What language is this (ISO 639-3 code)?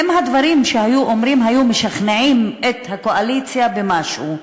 heb